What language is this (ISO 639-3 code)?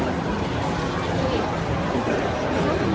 tha